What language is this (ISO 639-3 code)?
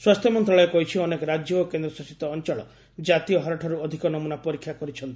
ori